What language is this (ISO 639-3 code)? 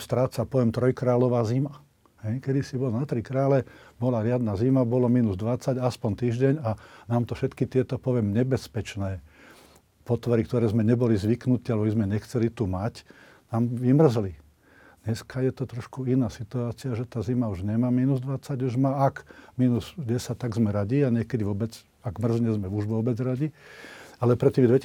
slk